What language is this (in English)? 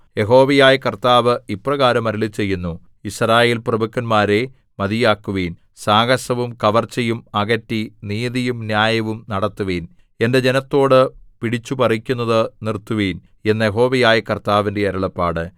Malayalam